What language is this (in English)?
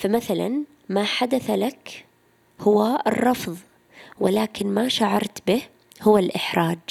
Arabic